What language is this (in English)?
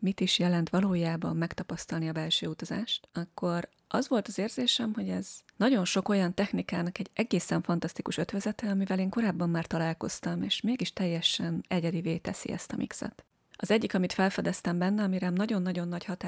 Hungarian